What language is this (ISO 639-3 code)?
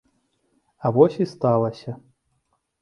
bel